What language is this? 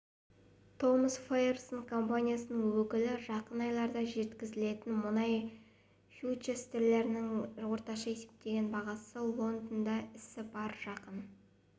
Kazakh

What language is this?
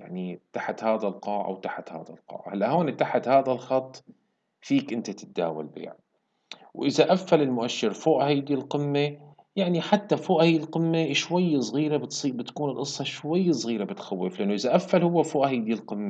Arabic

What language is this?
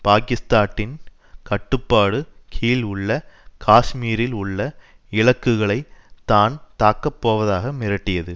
Tamil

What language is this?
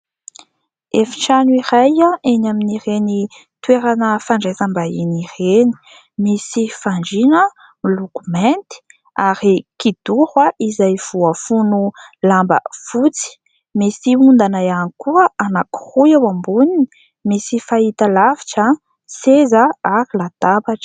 Malagasy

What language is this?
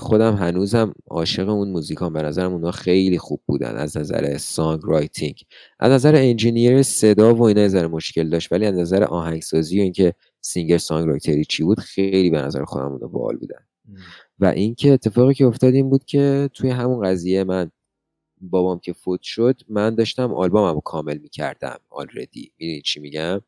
Persian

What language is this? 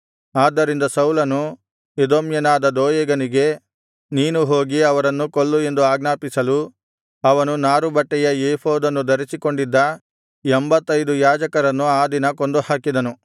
Kannada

